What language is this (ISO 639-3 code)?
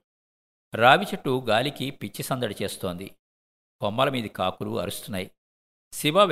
tel